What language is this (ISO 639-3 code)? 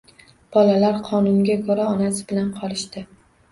uzb